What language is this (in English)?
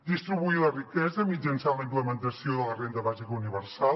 Catalan